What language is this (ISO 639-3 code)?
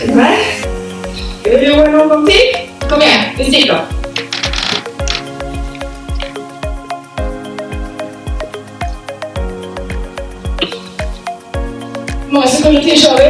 swe